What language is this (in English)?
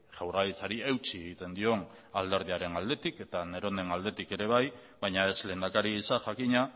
Basque